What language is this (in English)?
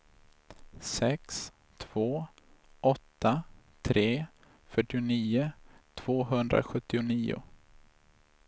Swedish